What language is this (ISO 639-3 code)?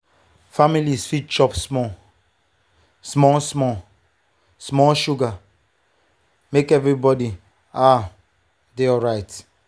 pcm